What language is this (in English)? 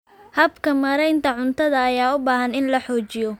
Somali